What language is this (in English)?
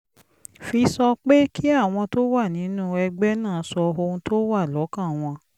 Yoruba